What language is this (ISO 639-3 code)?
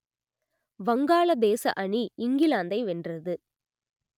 tam